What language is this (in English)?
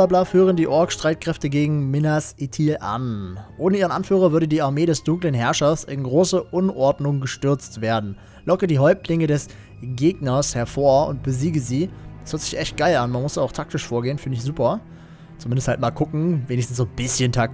German